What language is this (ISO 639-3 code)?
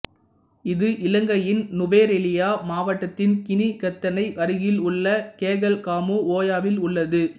tam